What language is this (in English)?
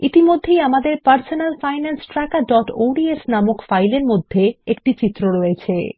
Bangla